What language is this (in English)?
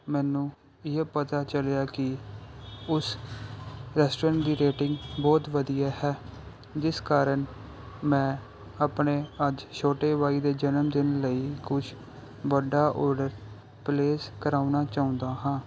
Punjabi